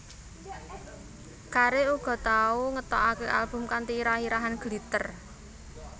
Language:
Javanese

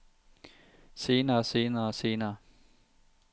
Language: Danish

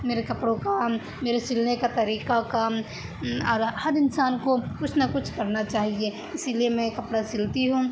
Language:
Urdu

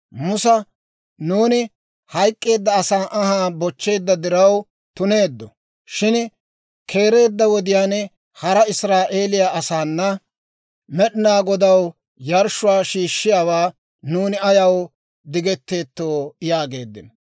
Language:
Dawro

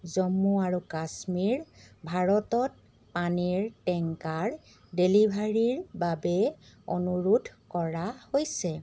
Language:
Assamese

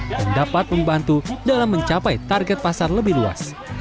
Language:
Indonesian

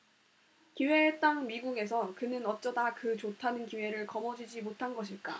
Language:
Korean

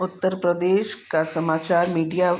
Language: Sindhi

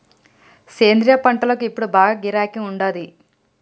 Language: Telugu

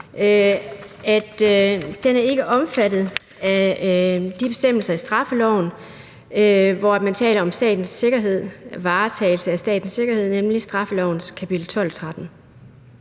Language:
Danish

